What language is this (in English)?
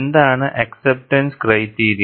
Malayalam